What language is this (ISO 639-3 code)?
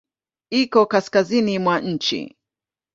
swa